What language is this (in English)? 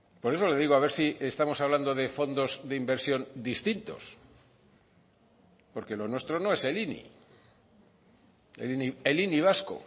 Spanish